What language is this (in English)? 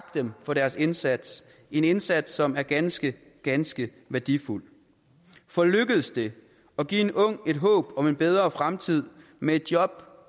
Danish